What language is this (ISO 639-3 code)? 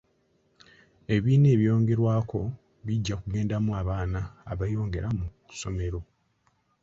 lug